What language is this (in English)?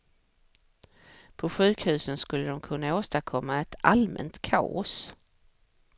Swedish